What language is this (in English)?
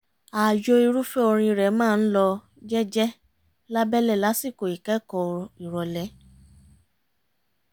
Yoruba